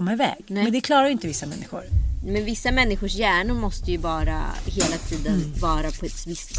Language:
Swedish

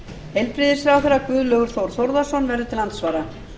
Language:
Icelandic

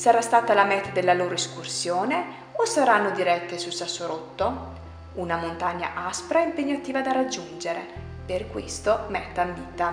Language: Italian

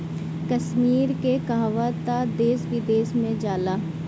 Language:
Bhojpuri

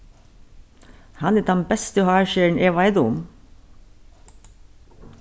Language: Faroese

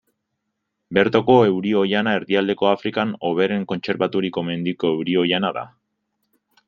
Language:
Basque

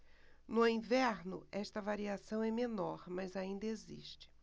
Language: Portuguese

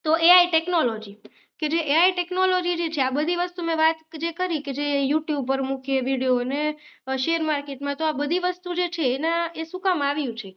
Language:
Gujarati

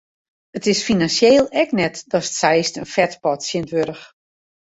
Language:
Western Frisian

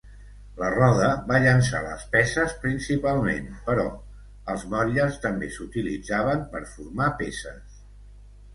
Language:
Catalan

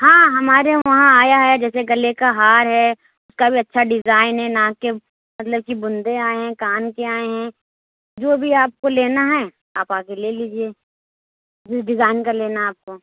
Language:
Urdu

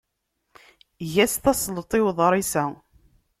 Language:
Kabyle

